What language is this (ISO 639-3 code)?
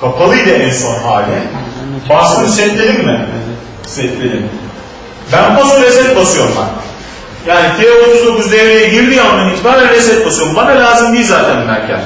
tur